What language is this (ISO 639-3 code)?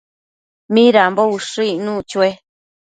mcf